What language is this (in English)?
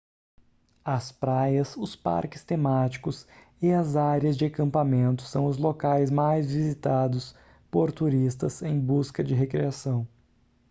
Portuguese